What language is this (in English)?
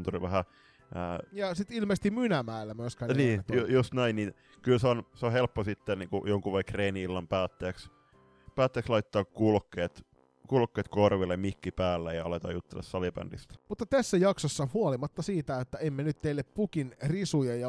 Finnish